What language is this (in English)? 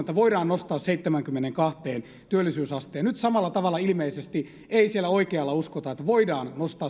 Finnish